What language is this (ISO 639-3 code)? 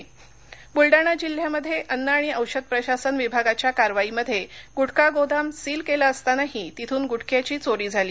mar